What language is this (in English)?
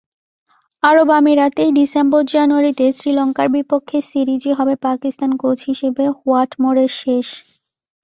Bangla